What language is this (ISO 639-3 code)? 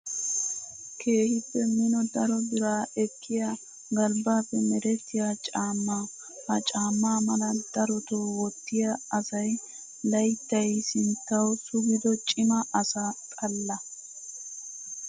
wal